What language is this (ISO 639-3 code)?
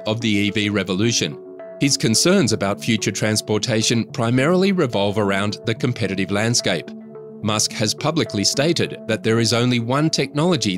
eng